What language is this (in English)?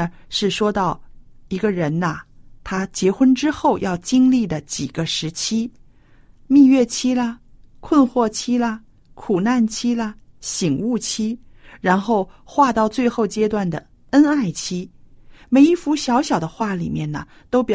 Chinese